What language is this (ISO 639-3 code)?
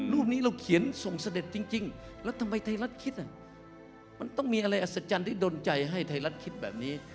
tha